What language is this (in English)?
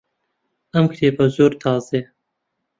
Central Kurdish